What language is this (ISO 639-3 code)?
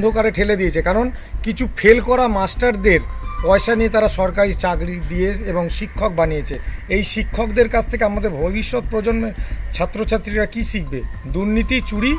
ara